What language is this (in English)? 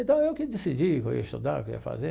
Portuguese